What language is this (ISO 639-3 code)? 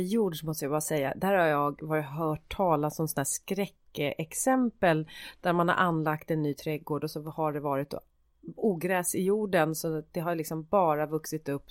swe